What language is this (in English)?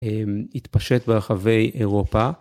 Hebrew